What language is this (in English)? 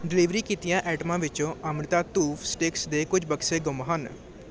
Punjabi